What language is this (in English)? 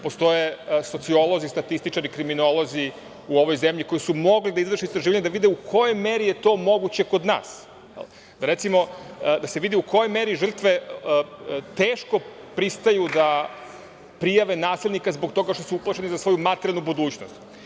Serbian